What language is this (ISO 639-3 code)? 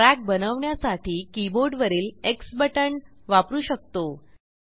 mar